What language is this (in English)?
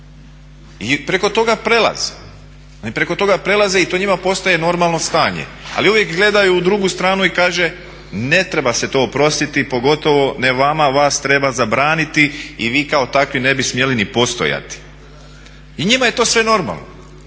Croatian